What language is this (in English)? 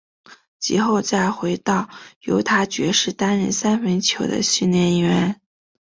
Chinese